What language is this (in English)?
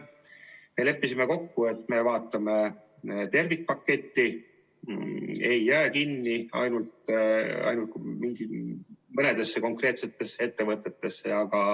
Estonian